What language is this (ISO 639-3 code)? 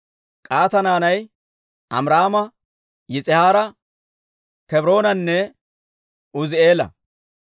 dwr